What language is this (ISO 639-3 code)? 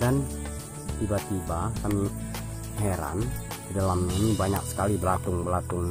ind